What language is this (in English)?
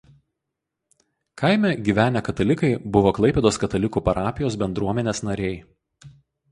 Lithuanian